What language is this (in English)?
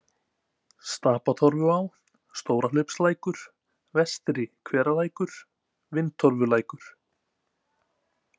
Icelandic